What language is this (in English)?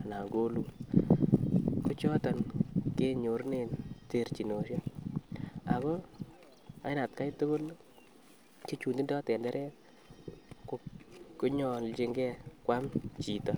Kalenjin